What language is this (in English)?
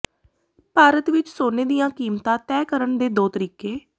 Punjabi